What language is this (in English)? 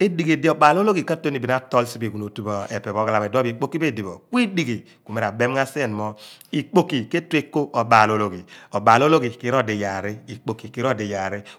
Abua